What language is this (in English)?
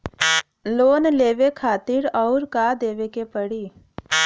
Bhojpuri